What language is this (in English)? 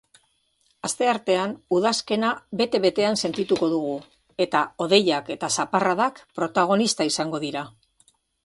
Basque